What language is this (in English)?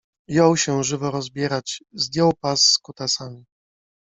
Polish